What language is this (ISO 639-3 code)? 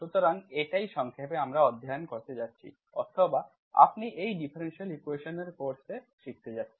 ben